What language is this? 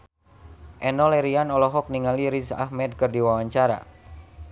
Sundanese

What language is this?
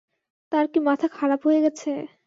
Bangla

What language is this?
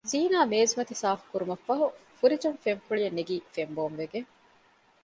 Divehi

